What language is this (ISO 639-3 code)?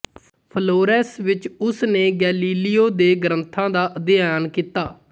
pan